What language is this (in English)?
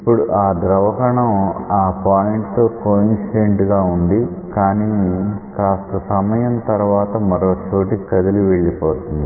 Telugu